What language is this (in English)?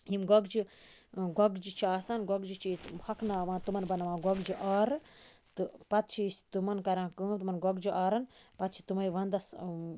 Kashmiri